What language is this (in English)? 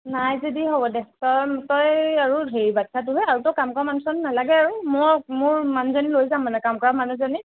Assamese